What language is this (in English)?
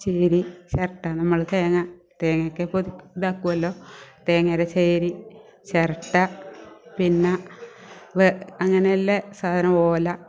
Malayalam